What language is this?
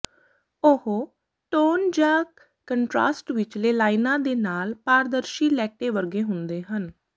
Punjabi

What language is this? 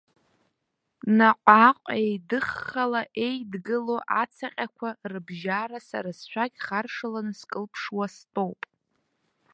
Abkhazian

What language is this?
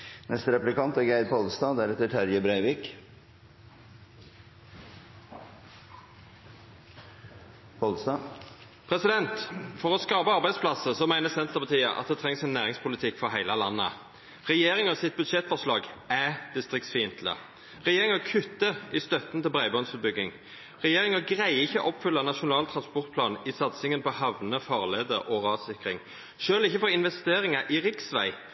Norwegian Nynorsk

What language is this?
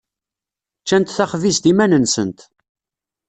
Kabyle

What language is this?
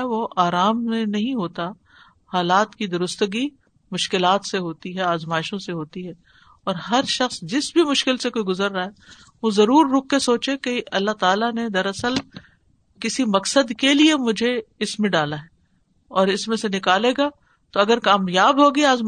Urdu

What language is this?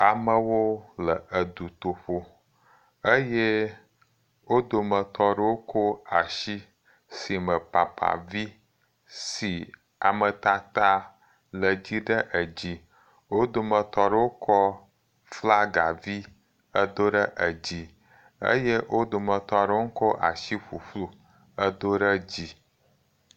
Ewe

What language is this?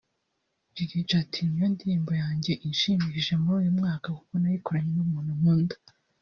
Kinyarwanda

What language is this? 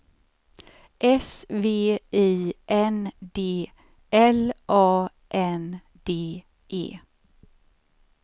Swedish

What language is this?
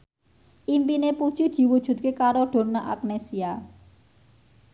Javanese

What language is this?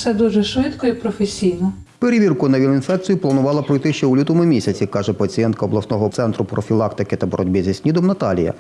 Ukrainian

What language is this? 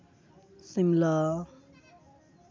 Santali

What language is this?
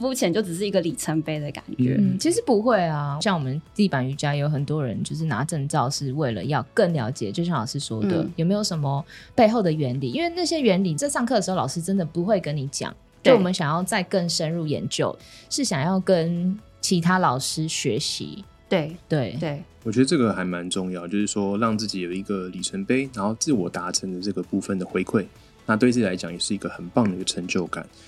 Chinese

